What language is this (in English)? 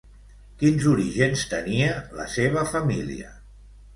Catalan